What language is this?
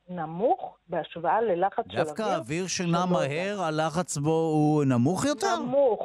Hebrew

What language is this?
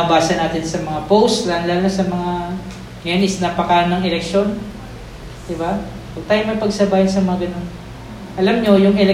Filipino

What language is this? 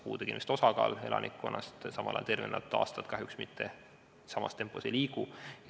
Estonian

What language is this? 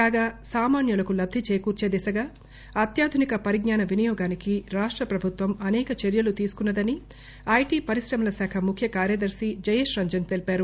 Telugu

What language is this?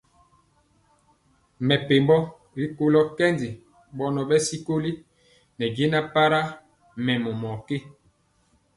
Mpiemo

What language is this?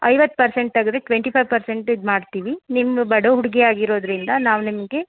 Kannada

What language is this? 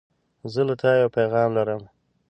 Pashto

